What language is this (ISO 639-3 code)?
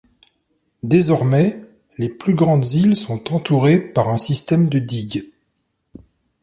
fra